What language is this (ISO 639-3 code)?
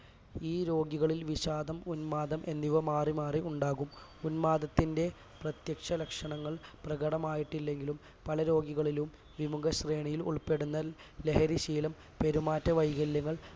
mal